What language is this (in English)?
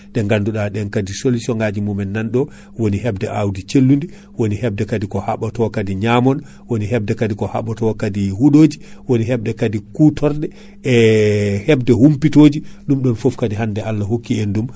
Fula